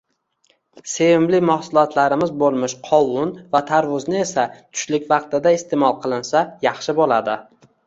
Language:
Uzbek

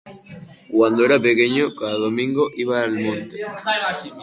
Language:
Basque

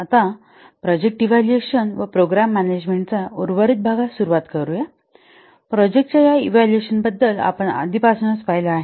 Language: Marathi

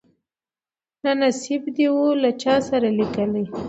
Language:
Pashto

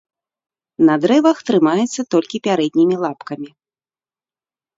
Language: Belarusian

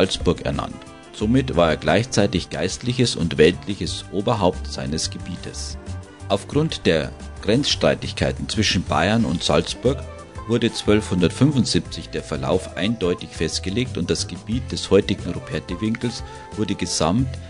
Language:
German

